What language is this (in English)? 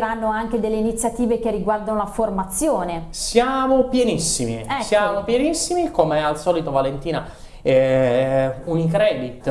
Italian